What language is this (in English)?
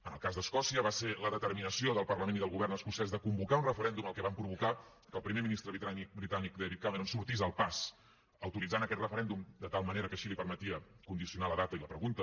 Catalan